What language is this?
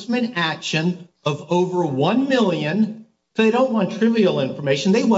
English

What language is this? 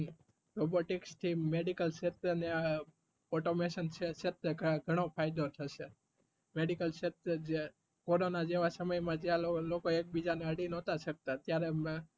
Gujarati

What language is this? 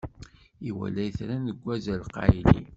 Kabyle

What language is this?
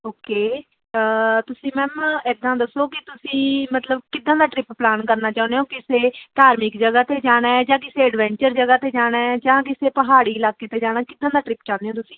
Punjabi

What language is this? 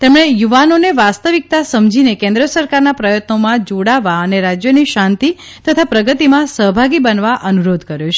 Gujarati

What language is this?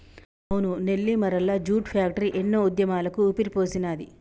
Telugu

